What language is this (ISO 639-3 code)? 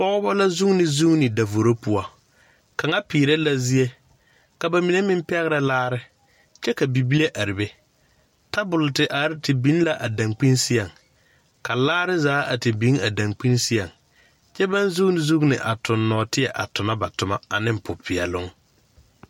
dga